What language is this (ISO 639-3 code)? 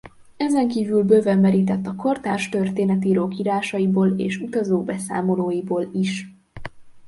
hun